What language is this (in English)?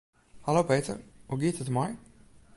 Western Frisian